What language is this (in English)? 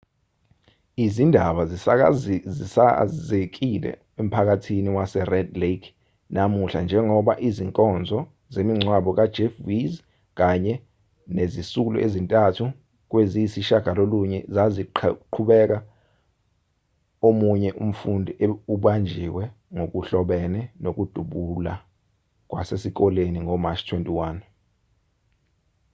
Zulu